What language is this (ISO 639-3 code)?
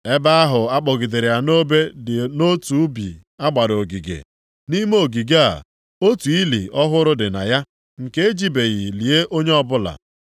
ibo